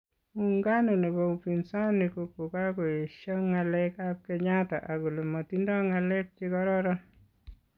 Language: Kalenjin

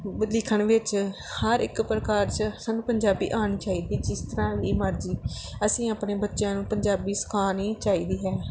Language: Punjabi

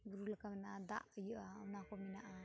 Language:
Santali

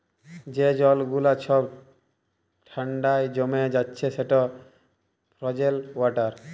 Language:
Bangla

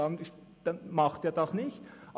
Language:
Swiss German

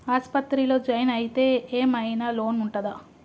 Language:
Telugu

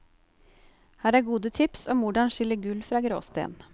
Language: Norwegian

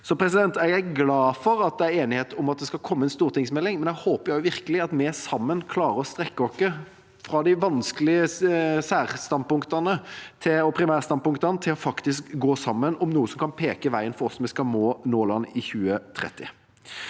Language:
Norwegian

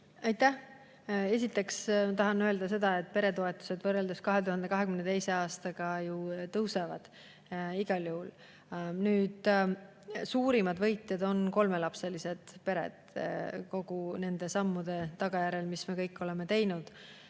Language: Estonian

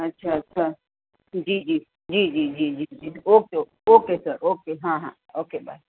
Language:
Gujarati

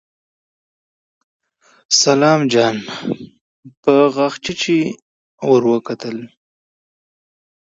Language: Pashto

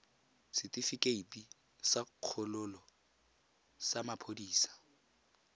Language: Tswana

